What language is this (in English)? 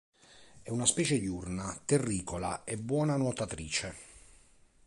Italian